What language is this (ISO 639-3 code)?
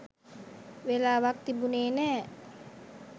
sin